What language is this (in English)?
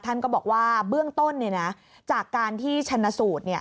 Thai